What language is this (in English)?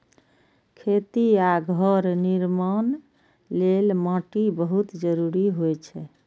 Maithili